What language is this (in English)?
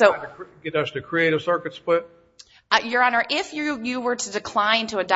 English